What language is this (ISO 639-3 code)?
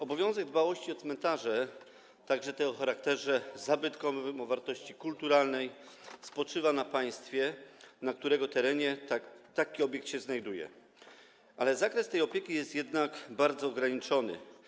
pol